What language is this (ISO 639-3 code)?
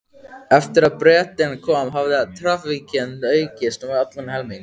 isl